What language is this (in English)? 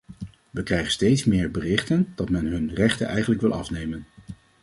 Dutch